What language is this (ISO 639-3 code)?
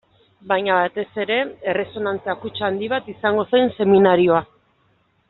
eus